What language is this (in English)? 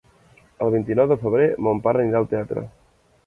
Catalan